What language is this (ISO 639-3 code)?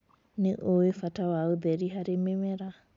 kik